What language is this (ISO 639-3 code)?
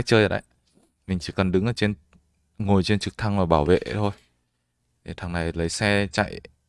vie